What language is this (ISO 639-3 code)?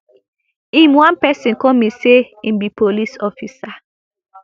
pcm